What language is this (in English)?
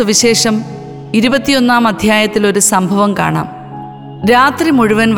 Malayalam